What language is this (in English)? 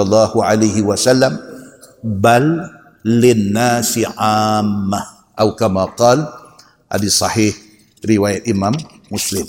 Malay